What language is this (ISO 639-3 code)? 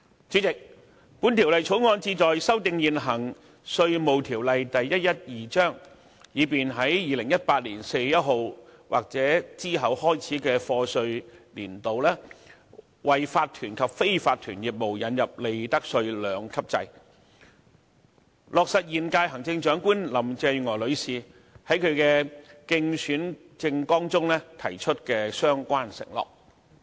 yue